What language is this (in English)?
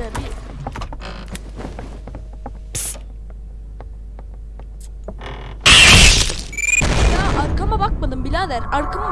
Turkish